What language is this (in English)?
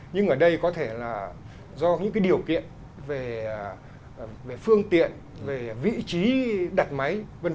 Vietnamese